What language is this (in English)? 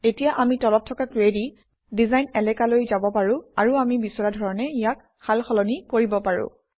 Assamese